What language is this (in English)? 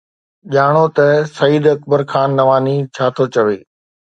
Sindhi